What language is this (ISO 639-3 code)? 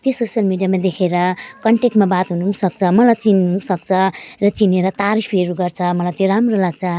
nep